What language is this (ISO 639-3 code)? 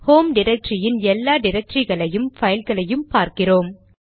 tam